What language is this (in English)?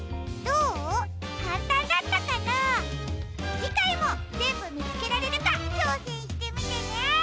Japanese